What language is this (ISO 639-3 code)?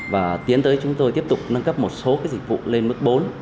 vie